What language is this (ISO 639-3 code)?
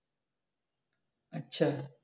ben